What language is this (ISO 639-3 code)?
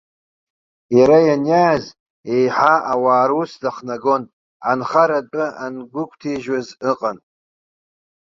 abk